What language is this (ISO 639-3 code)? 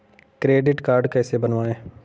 hin